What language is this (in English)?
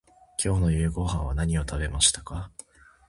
Japanese